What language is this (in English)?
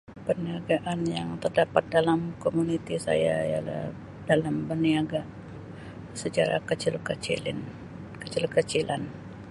Sabah Malay